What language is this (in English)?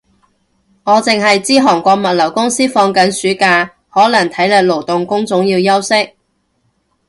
Cantonese